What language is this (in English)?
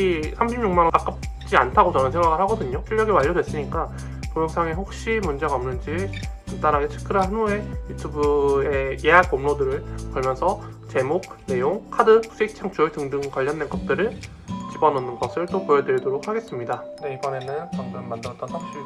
Korean